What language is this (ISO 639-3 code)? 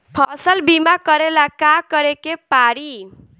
bho